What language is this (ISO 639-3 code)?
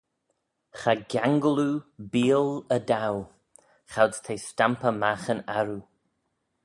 glv